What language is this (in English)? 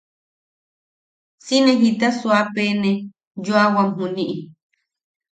Yaqui